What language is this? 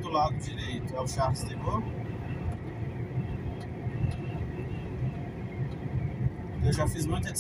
Portuguese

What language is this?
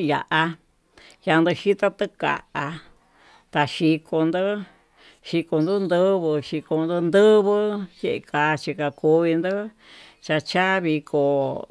Tututepec Mixtec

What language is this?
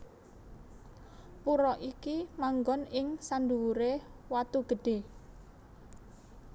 Javanese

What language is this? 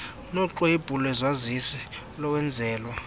Xhosa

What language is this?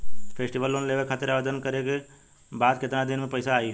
Bhojpuri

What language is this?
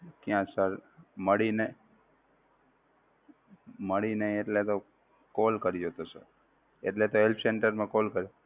Gujarati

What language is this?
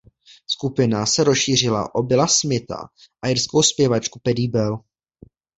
Czech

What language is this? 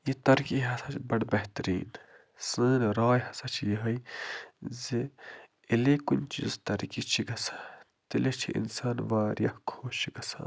Kashmiri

